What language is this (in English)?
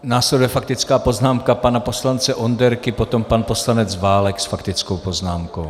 Czech